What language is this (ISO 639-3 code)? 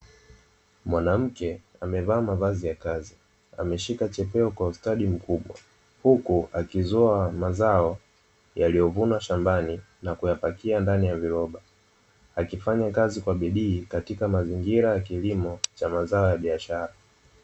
swa